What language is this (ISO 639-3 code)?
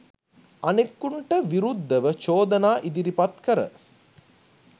sin